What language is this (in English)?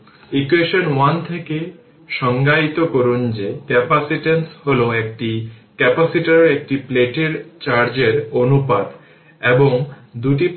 Bangla